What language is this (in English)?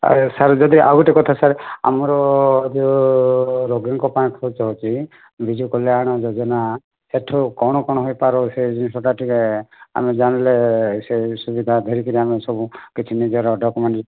Odia